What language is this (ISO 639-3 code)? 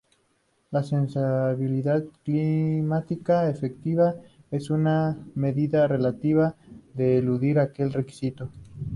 spa